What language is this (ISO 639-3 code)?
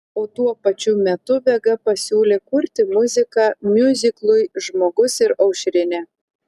lit